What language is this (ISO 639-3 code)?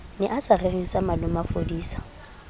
sot